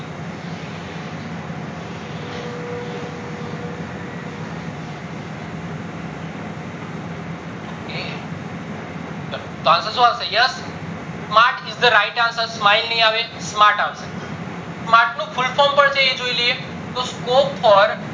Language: Gujarati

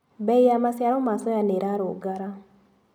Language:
Kikuyu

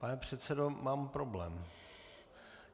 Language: Czech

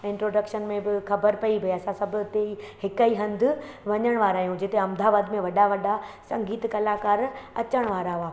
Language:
Sindhi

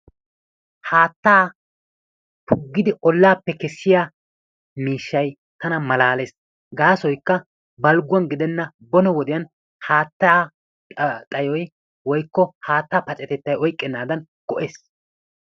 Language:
Wolaytta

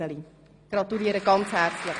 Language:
Swiss German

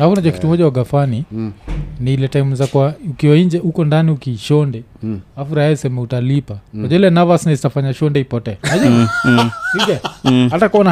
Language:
Swahili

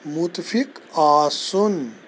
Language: Kashmiri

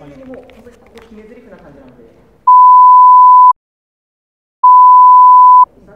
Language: Japanese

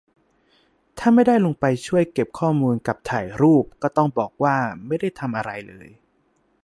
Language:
Thai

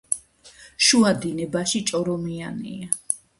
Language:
Georgian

